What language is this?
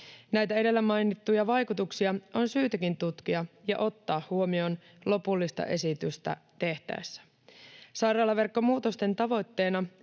Finnish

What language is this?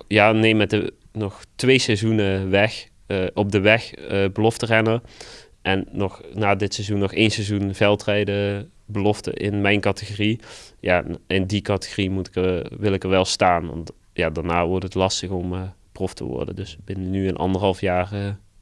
Dutch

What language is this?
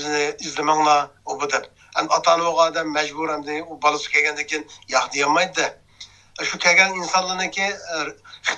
Turkish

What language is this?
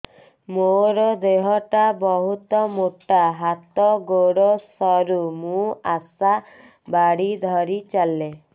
Odia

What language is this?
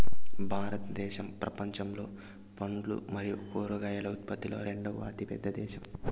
Telugu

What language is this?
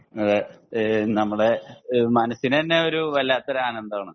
Malayalam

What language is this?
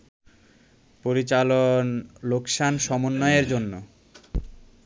Bangla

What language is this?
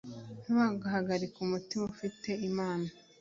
Kinyarwanda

